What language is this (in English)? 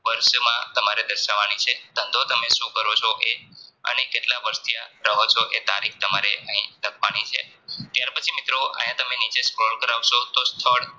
Gujarati